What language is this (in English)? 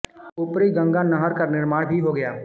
Hindi